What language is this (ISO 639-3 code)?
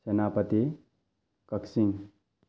mni